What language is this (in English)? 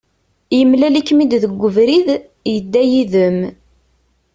Kabyle